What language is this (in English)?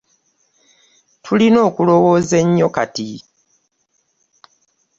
Ganda